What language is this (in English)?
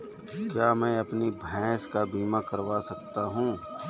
Hindi